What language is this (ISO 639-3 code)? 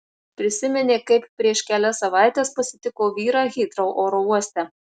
lit